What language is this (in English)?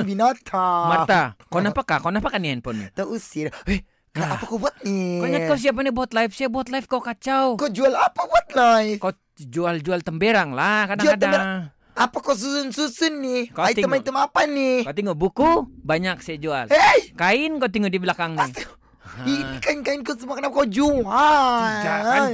Malay